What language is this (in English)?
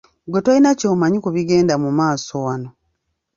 Ganda